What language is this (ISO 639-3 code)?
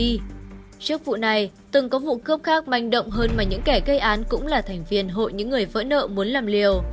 vie